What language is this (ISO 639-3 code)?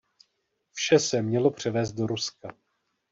ces